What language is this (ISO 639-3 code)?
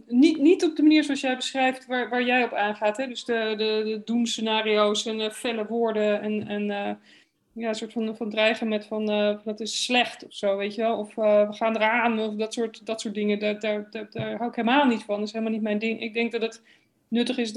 nld